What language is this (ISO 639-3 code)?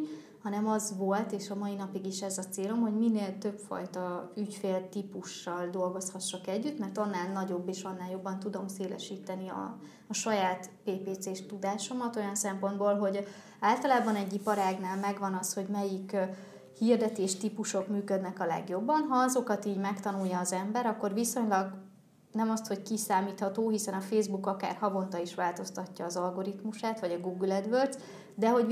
hun